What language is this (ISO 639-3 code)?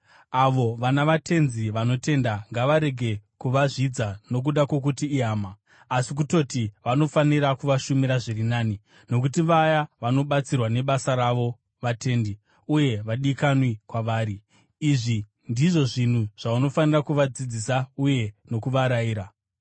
sna